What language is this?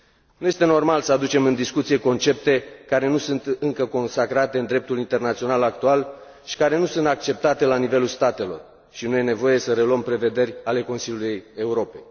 Romanian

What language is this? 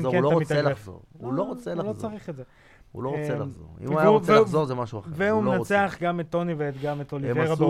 Hebrew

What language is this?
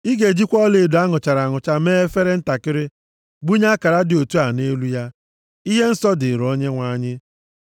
Igbo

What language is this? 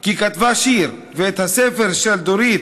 Hebrew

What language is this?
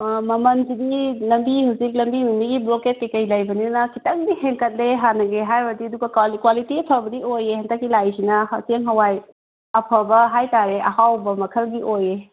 Manipuri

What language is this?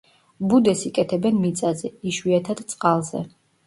Georgian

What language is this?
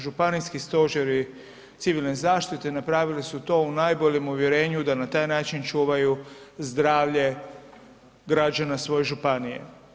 Croatian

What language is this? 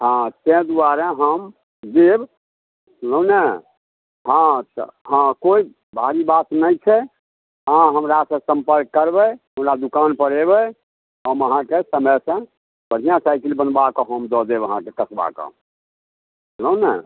Maithili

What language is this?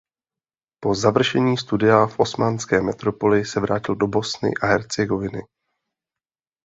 Czech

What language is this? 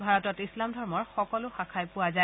Assamese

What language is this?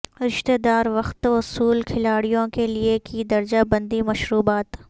Urdu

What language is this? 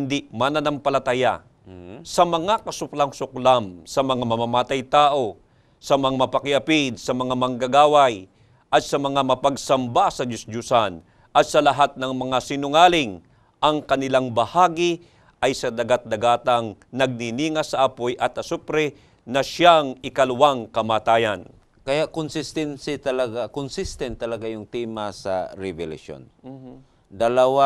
Filipino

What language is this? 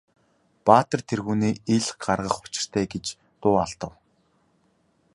Mongolian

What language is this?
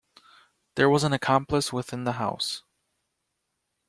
English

